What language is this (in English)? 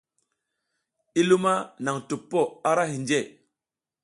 South Giziga